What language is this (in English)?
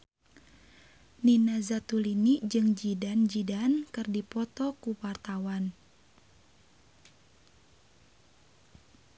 Sundanese